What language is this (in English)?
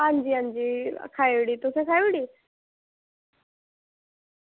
Dogri